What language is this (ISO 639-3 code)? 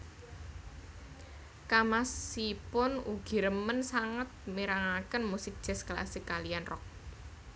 jav